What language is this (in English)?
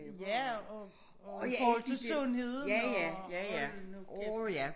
Danish